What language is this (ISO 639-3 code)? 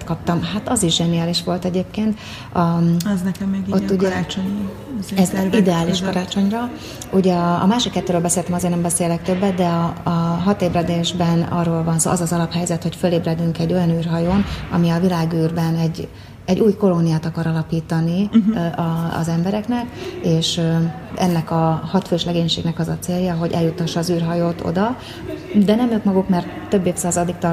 hun